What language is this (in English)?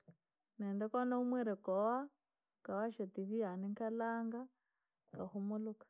Langi